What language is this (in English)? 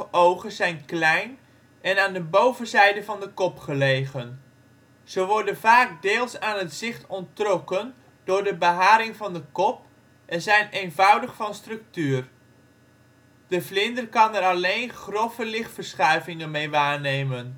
Dutch